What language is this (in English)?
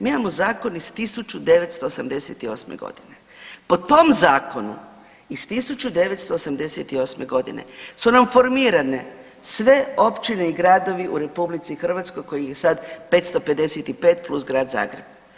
Croatian